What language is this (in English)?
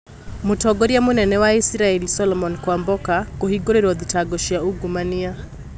Kikuyu